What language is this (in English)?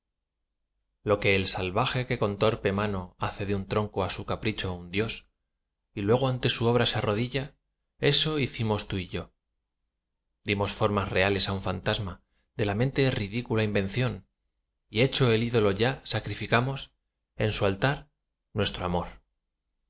Spanish